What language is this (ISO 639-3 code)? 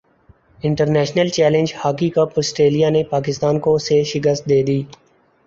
urd